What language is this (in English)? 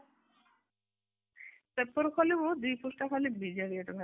Odia